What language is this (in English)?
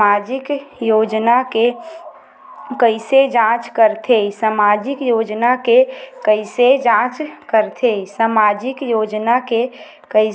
Chhattisgarhi